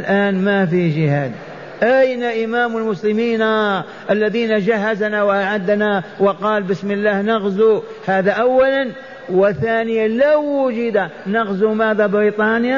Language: Arabic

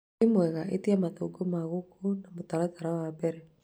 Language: Kikuyu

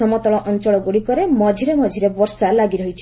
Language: Odia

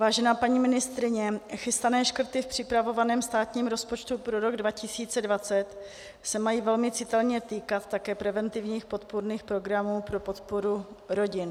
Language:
Czech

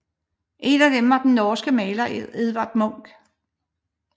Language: Danish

